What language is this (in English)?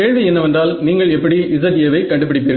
Tamil